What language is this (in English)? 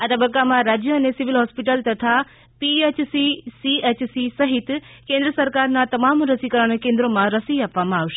Gujarati